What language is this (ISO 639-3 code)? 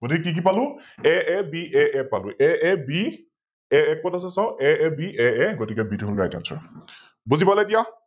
asm